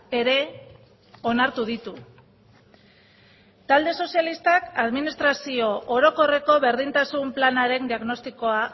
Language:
Basque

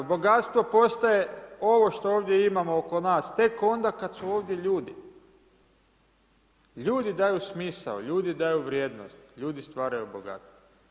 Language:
Croatian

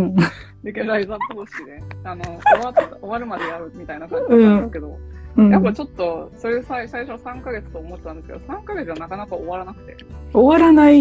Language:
Japanese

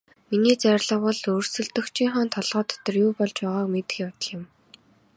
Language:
Mongolian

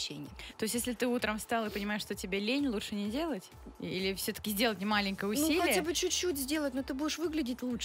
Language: Russian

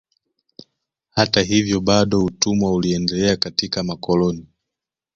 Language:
Swahili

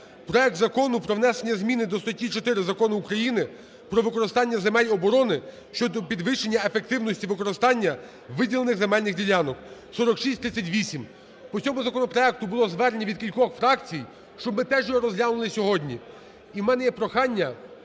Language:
Ukrainian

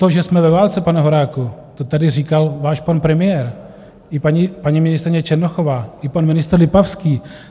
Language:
Czech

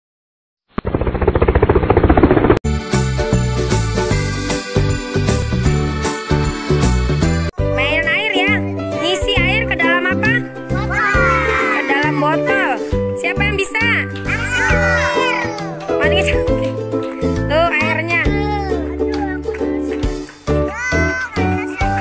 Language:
Indonesian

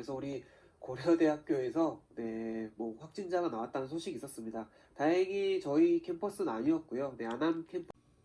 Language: Korean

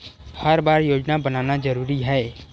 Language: Chhattisgarhi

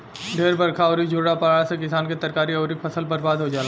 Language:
Bhojpuri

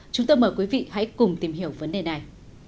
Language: Vietnamese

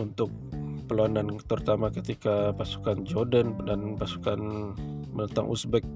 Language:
Malay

